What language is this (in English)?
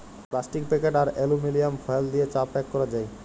Bangla